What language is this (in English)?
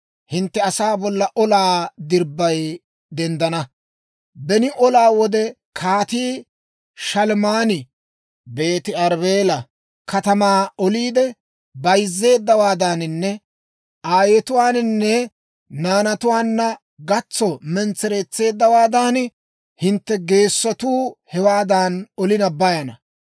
Dawro